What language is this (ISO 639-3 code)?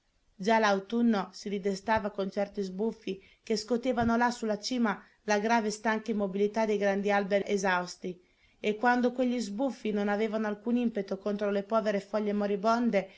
ita